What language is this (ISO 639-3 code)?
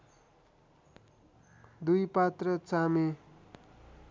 nep